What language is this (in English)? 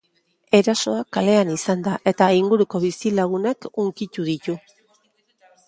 Basque